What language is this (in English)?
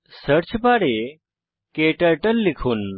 Bangla